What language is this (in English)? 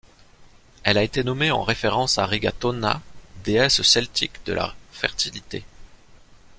French